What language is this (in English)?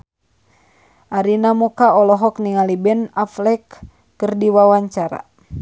Sundanese